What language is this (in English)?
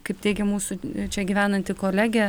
Lithuanian